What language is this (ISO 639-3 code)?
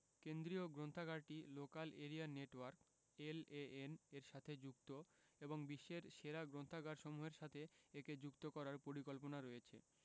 ben